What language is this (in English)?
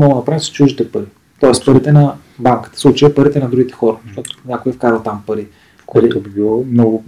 Bulgarian